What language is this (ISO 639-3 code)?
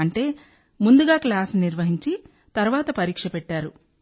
tel